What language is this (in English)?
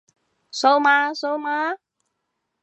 Cantonese